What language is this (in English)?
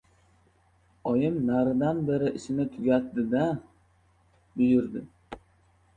Uzbek